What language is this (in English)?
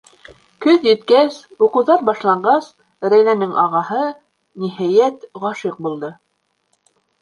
Bashkir